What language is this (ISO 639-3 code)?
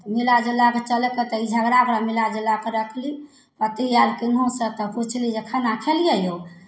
mai